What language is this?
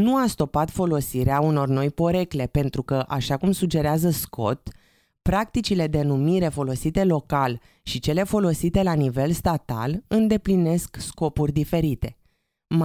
Romanian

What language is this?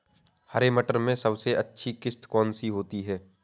Hindi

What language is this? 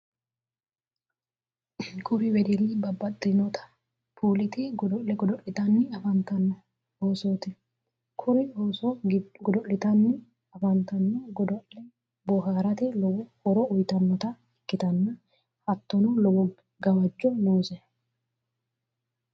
Sidamo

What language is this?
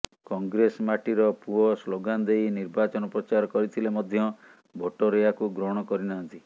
Odia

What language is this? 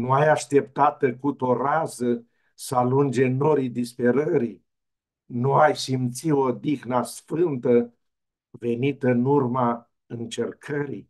Romanian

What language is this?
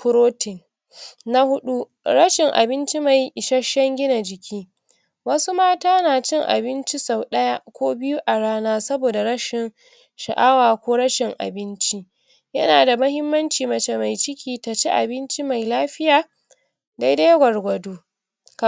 Hausa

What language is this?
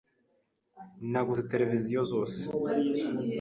Kinyarwanda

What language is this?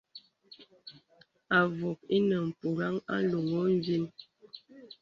Bebele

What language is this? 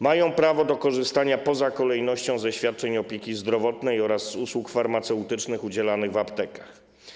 Polish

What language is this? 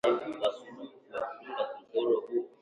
Swahili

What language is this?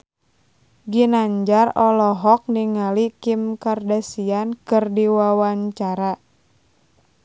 Sundanese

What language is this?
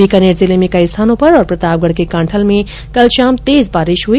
Hindi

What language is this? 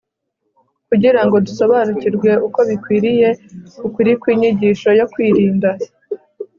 Kinyarwanda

